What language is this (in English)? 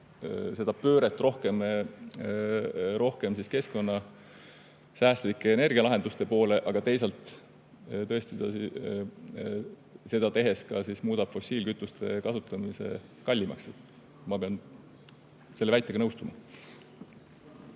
Estonian